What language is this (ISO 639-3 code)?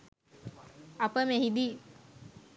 sin